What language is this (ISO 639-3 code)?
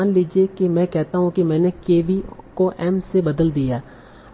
hin